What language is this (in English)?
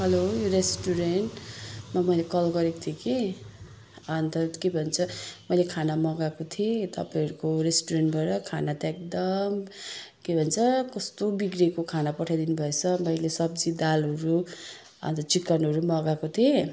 Nepali